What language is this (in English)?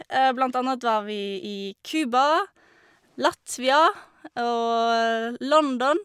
Norwegian